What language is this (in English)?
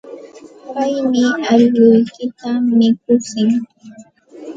Santa Ana de Tusi Pasco Quechua